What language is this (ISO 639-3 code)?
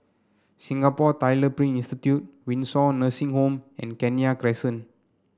eng